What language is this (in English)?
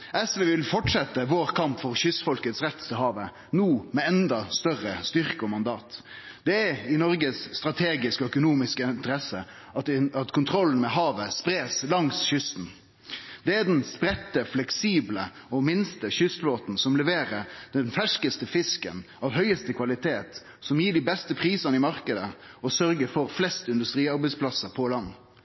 Norwegian Nynorsk